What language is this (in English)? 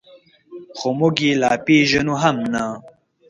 Pashto